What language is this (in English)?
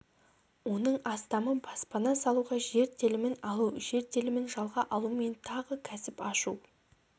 Kazakh